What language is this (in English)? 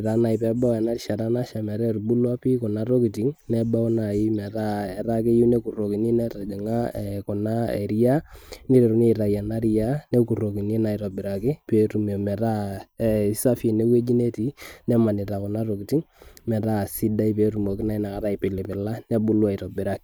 Masai